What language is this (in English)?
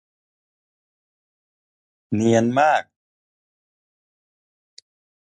Thai